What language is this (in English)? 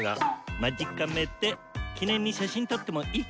Japanese